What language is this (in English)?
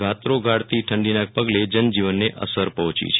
Gujarati